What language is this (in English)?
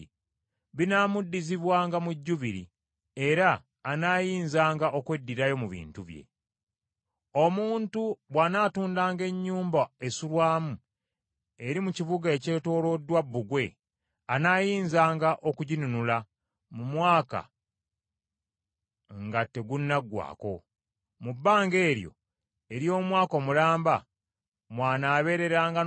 Ganda